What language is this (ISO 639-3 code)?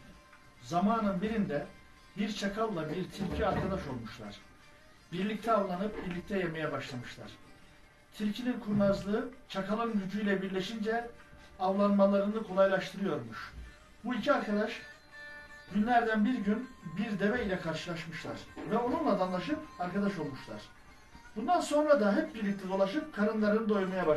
tur